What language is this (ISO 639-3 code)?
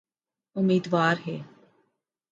urd